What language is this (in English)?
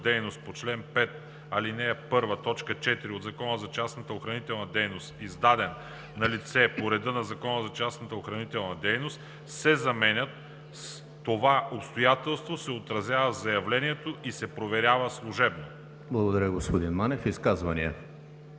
Bulgarian